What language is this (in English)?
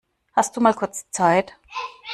German